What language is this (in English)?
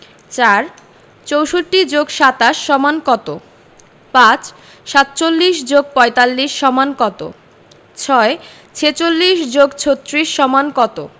Bangla